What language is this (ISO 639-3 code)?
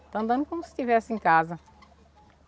por